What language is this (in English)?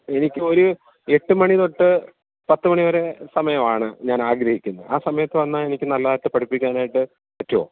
Malayalam